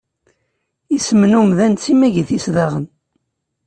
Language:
Kabyle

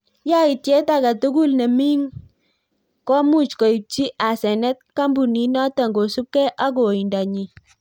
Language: Kalenjin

